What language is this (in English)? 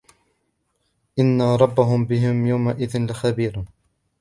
Arabic